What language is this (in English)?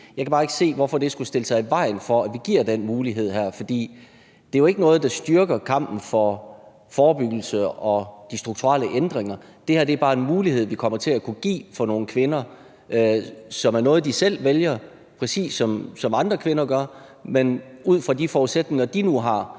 Danish